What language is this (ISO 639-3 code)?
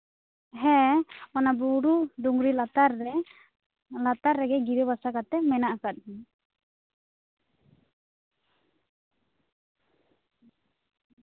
sat